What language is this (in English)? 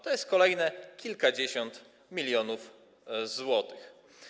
Polish